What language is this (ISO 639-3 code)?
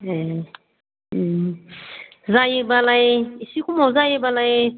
brx